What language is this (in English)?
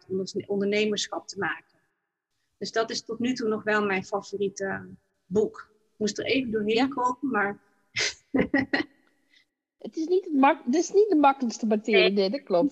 Dutch